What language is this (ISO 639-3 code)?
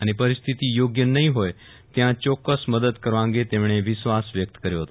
guj